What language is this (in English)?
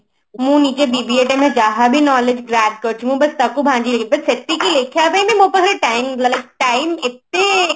Odia